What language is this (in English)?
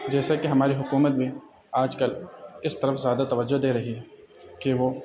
Urdu